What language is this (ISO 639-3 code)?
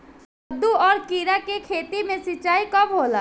bho